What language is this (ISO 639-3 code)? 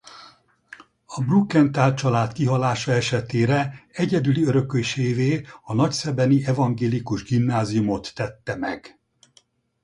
hun